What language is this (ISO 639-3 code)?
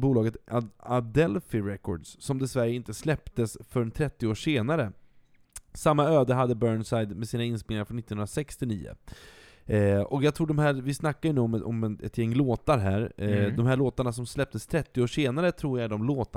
swe